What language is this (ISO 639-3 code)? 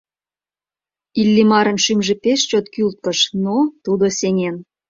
chm